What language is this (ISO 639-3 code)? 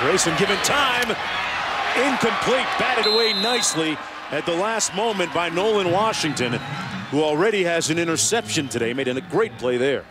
eng